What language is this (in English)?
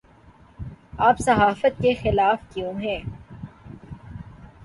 Urdu